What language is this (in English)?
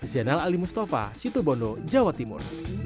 Indonesian